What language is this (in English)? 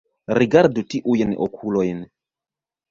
Esperanto